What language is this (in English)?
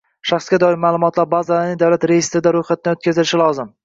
Uzbek